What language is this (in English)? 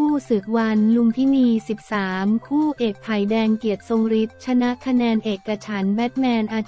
Thai